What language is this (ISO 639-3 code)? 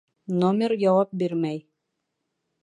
bak